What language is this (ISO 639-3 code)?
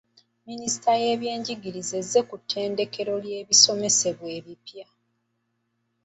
lug